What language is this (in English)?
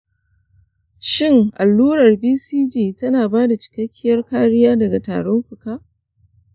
Hausa